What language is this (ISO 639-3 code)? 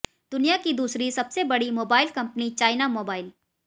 hin